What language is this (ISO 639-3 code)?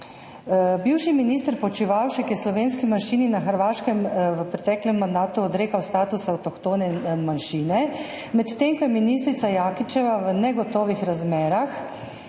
slv